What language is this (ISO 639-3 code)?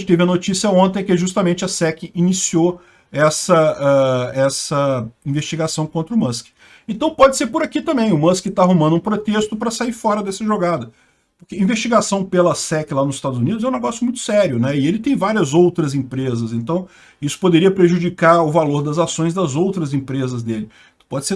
por